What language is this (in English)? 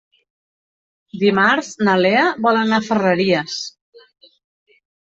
Catalan